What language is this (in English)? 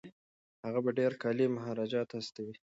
Pashto